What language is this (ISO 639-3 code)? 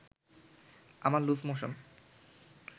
ben